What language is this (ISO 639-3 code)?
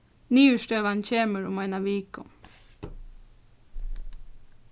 fao